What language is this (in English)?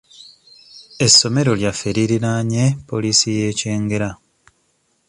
Ganda